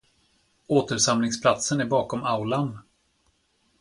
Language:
Swedish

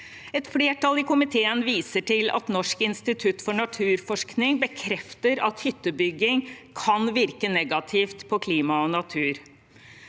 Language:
Norwegian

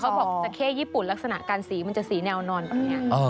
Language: Thai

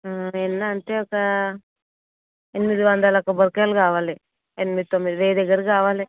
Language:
Telugu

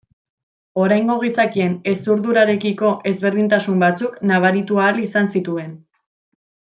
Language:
Basque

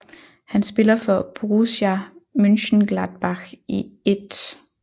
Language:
Danish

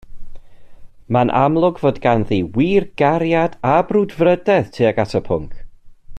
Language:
Welsh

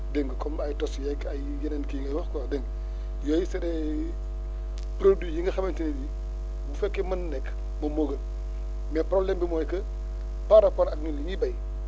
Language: Wolof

